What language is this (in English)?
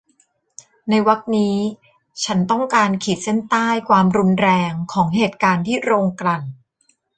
Thai